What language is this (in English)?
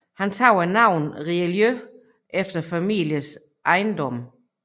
Danish